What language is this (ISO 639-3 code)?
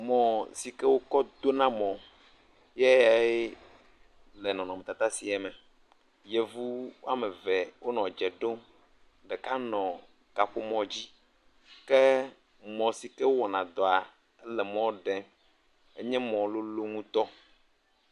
ewe